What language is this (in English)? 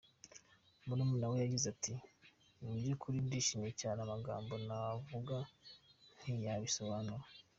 Kinyarwanda